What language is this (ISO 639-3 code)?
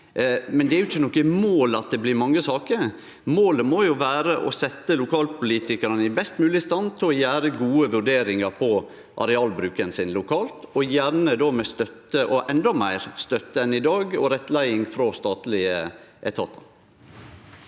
nor